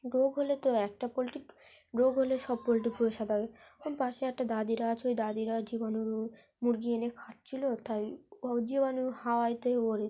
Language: Bangla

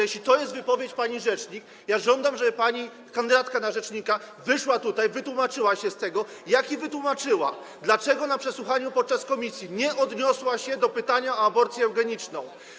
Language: Polish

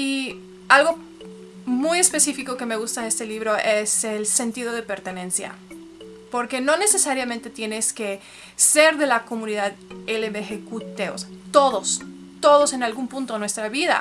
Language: Spanish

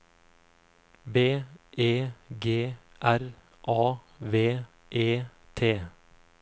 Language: Norwegian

